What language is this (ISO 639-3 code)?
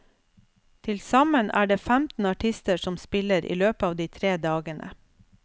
nor